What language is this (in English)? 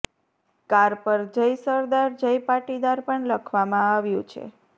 Gujarati